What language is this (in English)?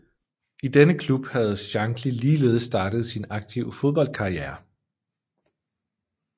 Danish